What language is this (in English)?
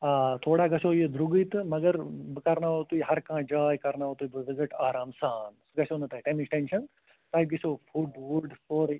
Kashmiri